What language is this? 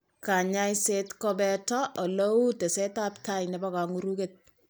Kalenjin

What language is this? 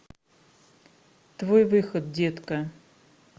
Russian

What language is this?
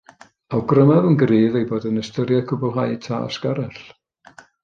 Welsh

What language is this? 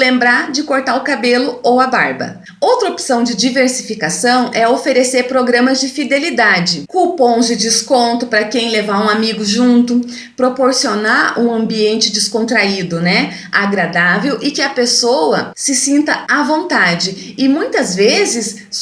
Portuguese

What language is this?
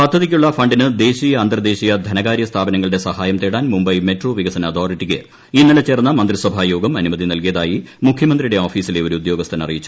Malayalam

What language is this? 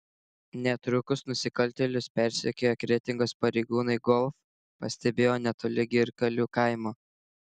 Lithuanian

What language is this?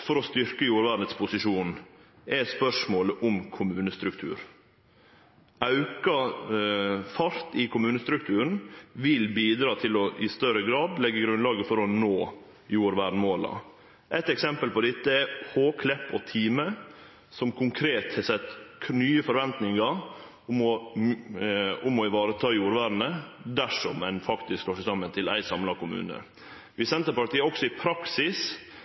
Norwegian Nynorsk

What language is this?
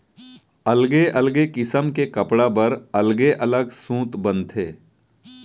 Chhattisgarhi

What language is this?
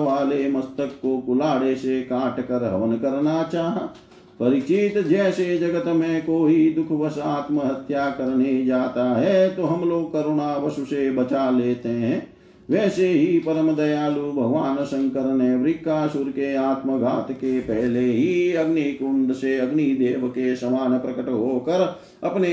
Hindi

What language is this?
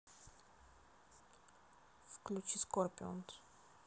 Russian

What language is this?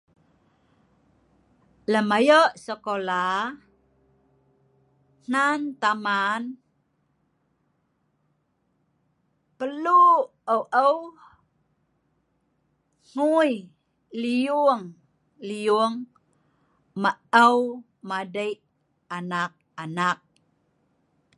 Sa'ban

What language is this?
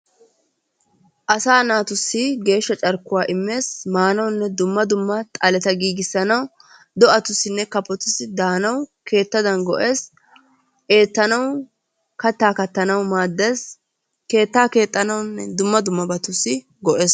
Wolaytta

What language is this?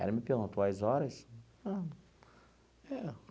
Portuguese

